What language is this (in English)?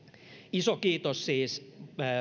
Finnish